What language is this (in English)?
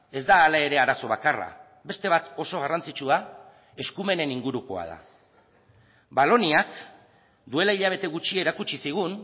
Basque